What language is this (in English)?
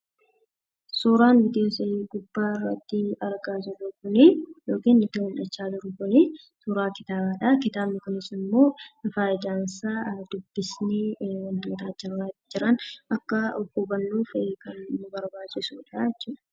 Oromo